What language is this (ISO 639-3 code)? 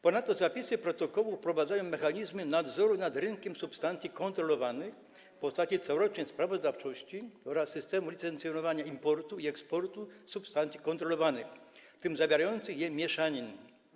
pol